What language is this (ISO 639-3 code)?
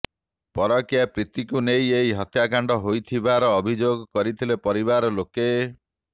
ori